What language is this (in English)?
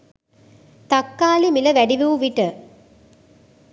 Sinhala